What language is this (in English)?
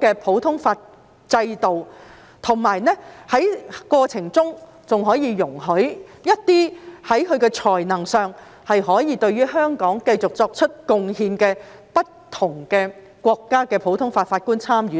Cantonese